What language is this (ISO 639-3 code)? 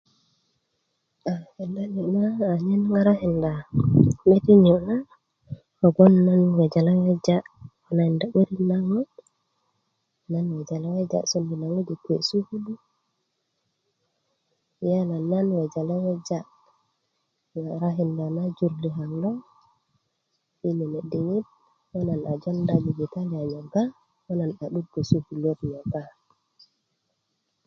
ukv